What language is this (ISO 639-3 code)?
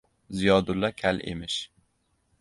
uzb